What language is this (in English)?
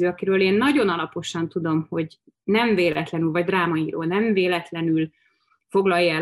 Hungarian